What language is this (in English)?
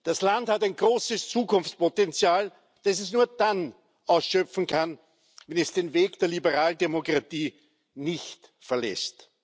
German